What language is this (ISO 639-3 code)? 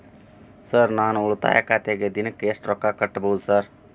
kan